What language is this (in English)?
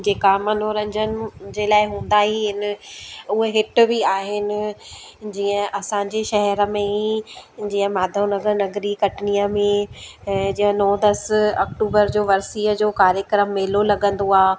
Sindhi